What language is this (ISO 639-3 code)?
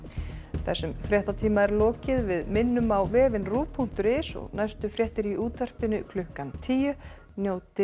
isl